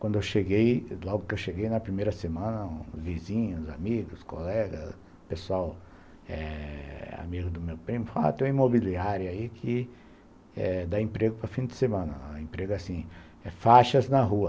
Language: Portuguese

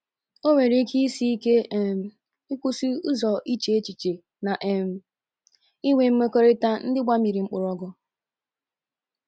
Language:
Igbo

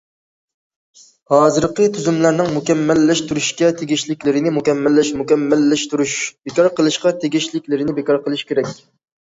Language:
Uyghur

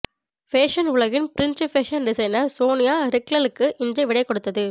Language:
Tamil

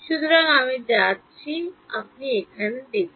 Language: Bangla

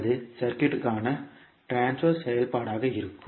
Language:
Tamil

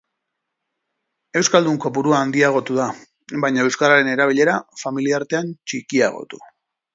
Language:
Basque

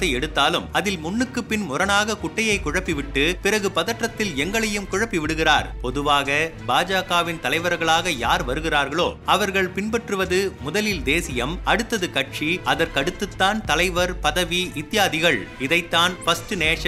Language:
Tamil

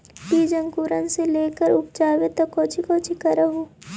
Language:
Magahi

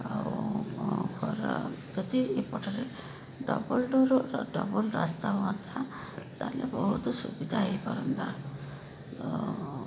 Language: Odia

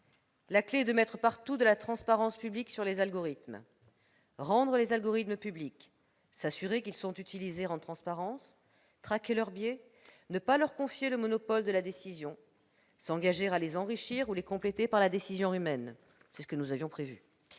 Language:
French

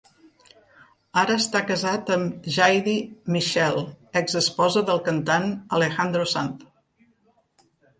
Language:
Catalan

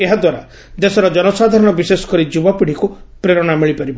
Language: Odia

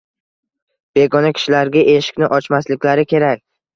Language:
Uzbek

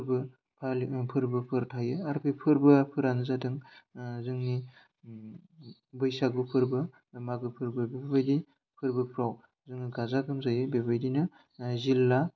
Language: Bodo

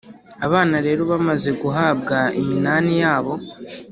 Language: Kinyarwanda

